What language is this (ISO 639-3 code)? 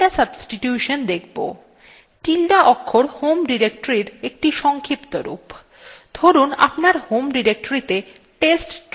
ben